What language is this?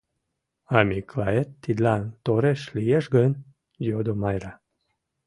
Mari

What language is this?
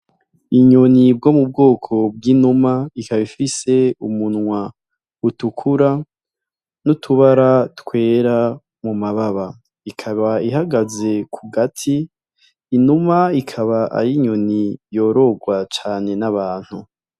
Rundi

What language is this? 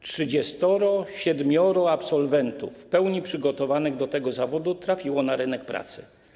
Polish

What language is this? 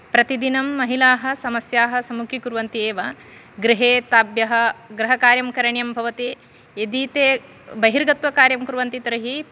Sanskrit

